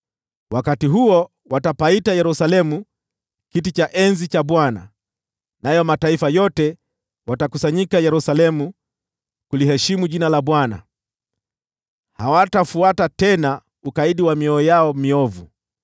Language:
Swahili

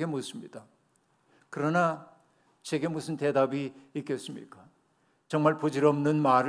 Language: Korean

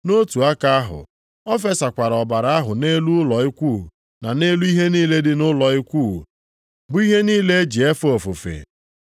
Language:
Igbo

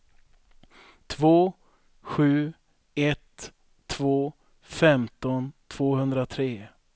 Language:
Swedish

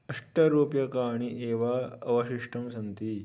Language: Sanskrit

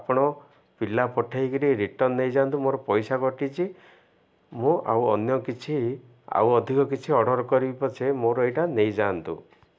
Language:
Odia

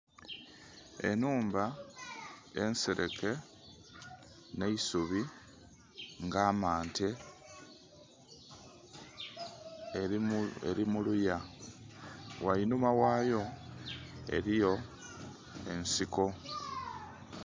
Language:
Soga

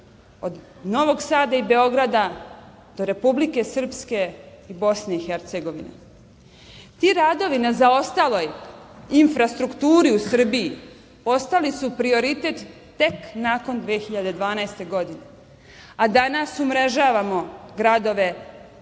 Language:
Serbian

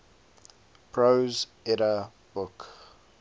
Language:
English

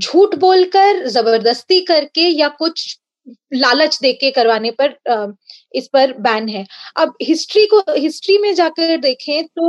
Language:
Hindi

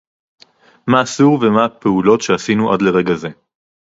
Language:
Hebrew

